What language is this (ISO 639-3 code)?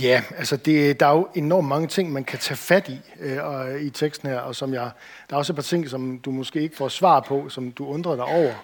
dan